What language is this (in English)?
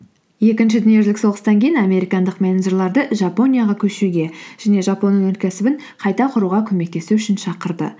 Kazakh